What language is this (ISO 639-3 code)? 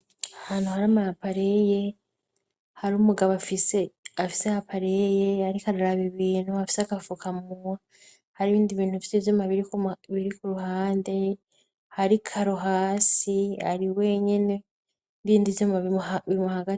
run